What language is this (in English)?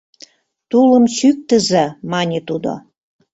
Mari